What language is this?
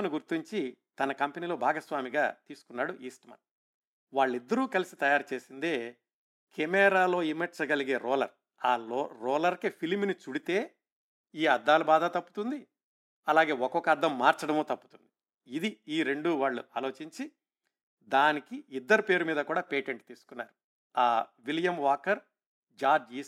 Telugu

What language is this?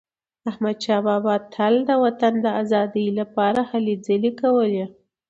Pashto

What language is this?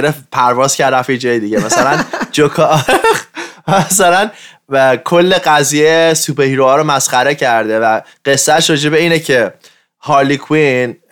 Persian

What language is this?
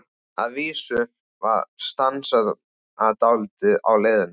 Icelandic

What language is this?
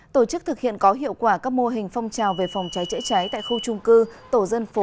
Vietnamese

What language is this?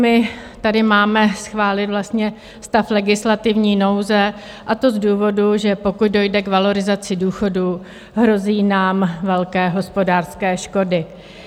Czech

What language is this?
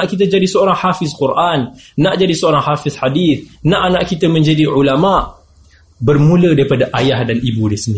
Malay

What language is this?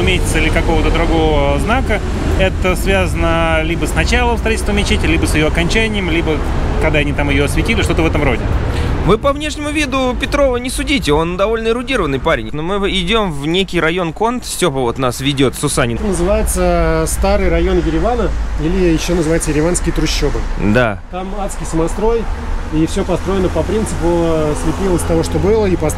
Russian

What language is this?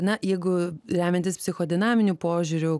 Lithuanian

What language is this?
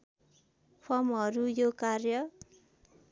Nepali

